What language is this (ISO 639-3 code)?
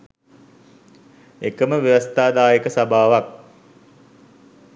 sin